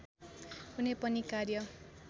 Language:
Nepali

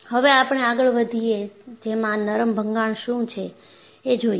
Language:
Gujarati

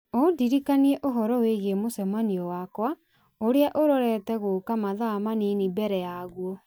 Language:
Kikuyu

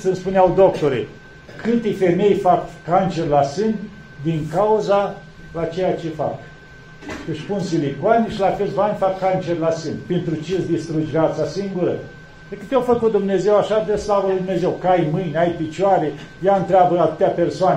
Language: Romanian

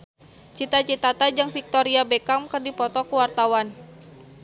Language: Sundanese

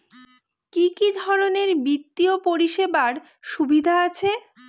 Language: Bangla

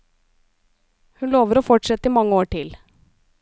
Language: Norwegian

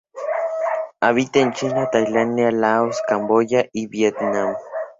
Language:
Spanish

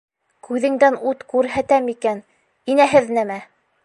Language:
Bashkir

